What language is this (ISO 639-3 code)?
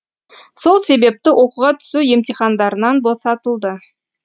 kaz